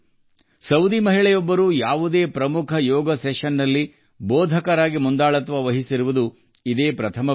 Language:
Kannada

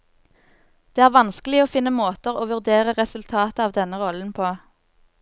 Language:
Norwegian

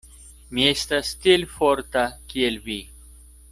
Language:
Esperanto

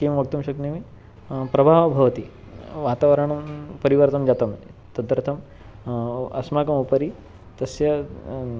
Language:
Sanskrit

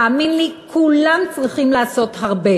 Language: Hebrew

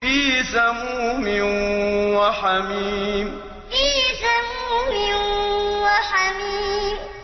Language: Arabic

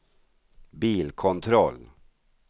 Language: Swedish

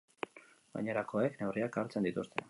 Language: Basque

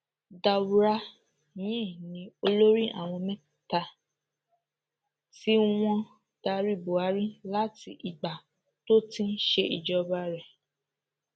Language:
Yoruba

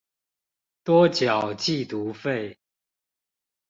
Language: Chinese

